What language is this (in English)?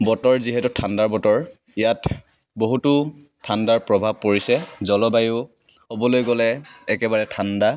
Assamese